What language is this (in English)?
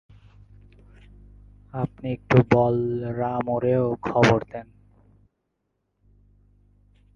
Bangla